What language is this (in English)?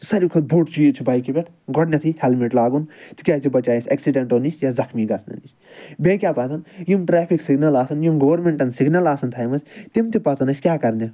Kashmiri